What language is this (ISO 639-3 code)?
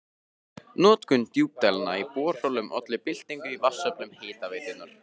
isl